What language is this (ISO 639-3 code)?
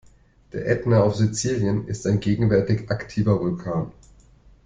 deu